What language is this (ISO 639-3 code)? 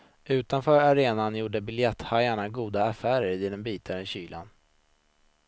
swe